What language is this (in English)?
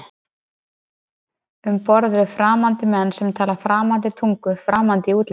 Icelandic